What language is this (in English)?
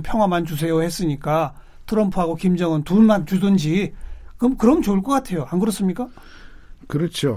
Korean